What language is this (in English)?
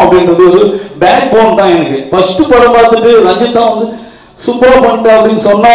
Tamil